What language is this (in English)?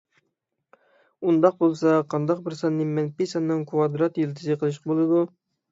Uyghur